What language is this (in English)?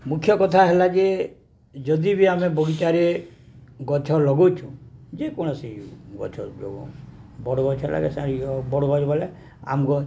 Odia